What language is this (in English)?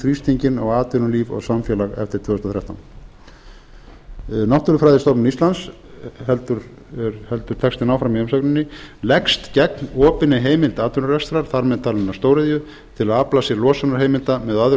Icelandic